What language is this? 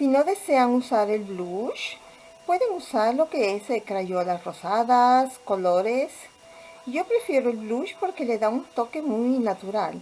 Spanish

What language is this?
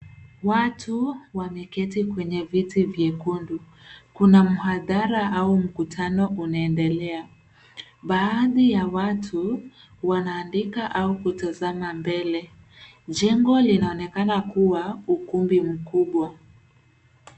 Swahili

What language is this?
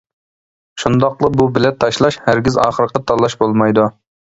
Uyghur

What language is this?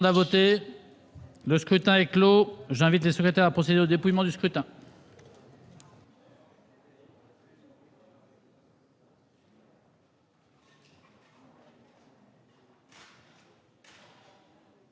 French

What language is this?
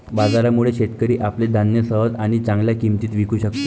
Marathi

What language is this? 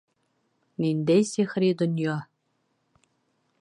Bashkir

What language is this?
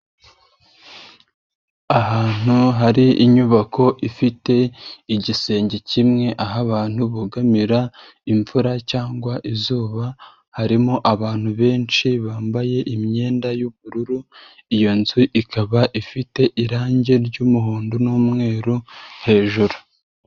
Kinyarwanda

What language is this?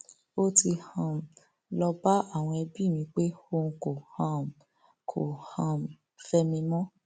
Yoruba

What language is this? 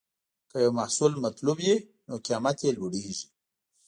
Pashto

